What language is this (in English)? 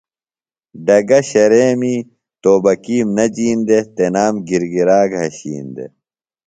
Phalura